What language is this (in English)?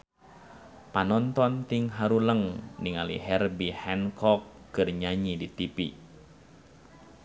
Sundanese